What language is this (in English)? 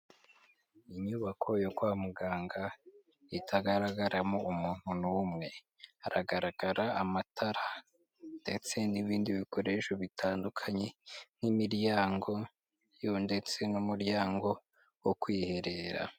Kinyarwanda